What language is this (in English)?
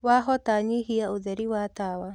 Kikuyu